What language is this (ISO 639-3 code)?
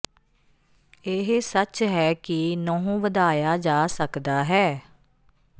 pan